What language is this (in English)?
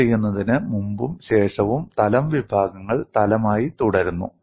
Malayalam